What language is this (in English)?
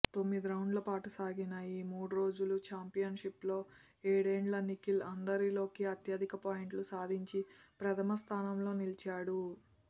Telugu